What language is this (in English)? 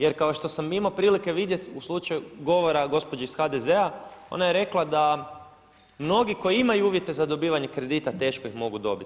Croatian